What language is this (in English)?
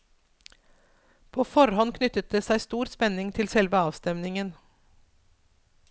Norwegian